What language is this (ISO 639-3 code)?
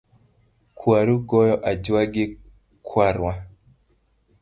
luo